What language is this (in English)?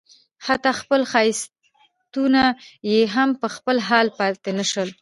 Pashto